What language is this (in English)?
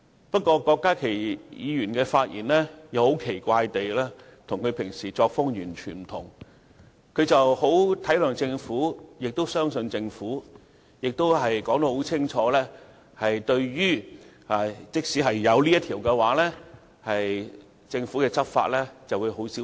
Cantonese